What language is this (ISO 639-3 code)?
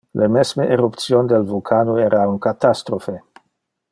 ina